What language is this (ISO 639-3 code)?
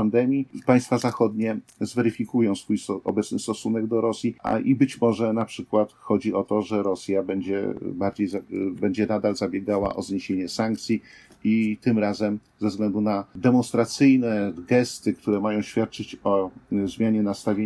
pol